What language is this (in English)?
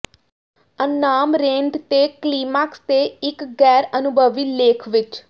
Punjabi